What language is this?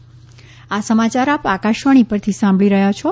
Gujarati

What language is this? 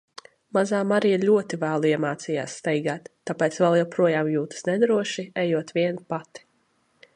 Latvian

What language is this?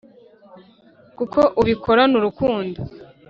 Kinyarwanda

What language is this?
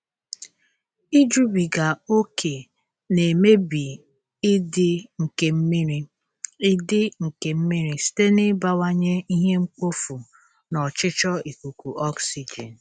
Igbo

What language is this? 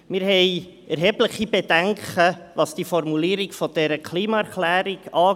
Swiss German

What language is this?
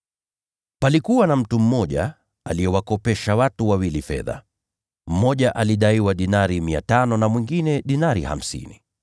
Swahili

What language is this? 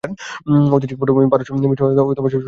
Bangla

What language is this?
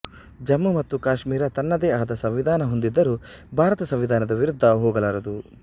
Kannada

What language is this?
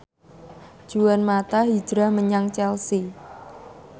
Javanese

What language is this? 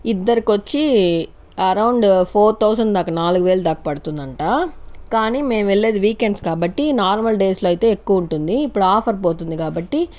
Telugu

